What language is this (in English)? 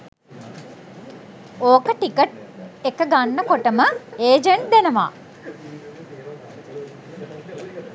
Sinhala